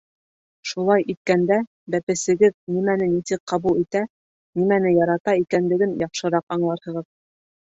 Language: Bashkir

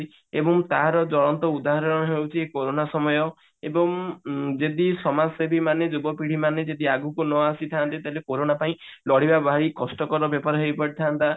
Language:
Odia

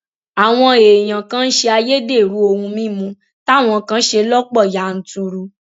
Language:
Yoruba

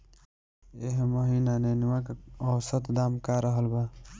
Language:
Bhojpuri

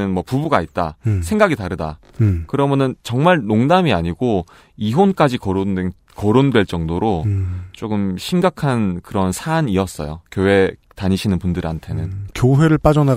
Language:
Korean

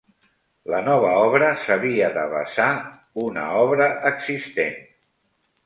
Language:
Catalan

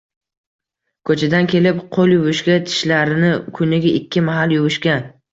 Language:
Uzbek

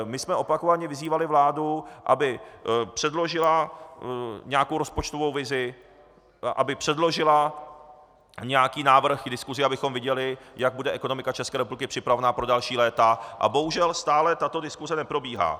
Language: Czech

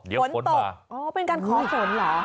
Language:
Thai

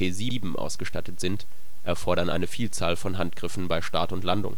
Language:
German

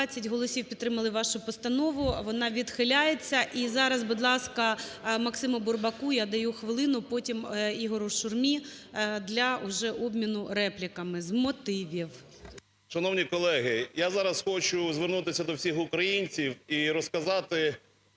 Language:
Ukrainian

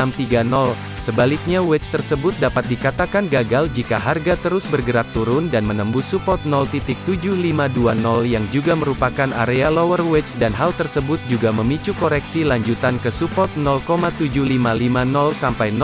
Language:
Indonesian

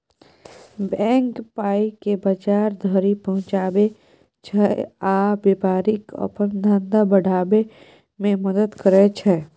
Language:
Maithili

